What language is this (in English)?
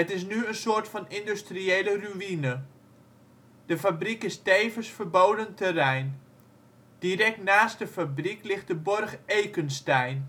Dutch